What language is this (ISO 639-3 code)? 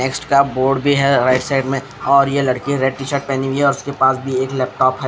hin